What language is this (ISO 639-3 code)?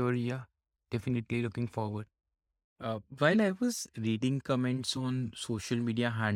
eng